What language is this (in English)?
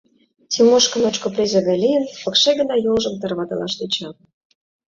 Mari